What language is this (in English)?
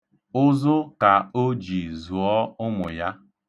Igbo